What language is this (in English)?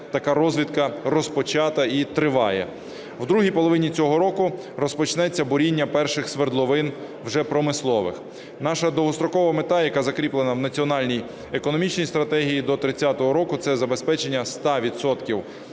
Ukrainian